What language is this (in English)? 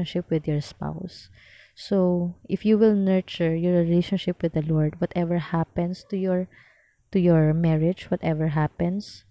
Filipino